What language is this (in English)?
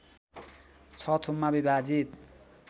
Nepali